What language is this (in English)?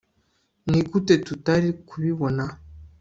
Kinyarwanda